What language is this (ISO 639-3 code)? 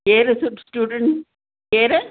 snd